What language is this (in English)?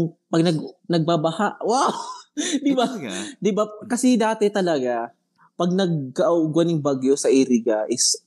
Filipino